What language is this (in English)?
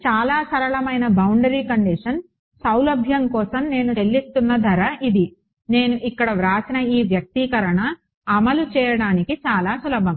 Telugu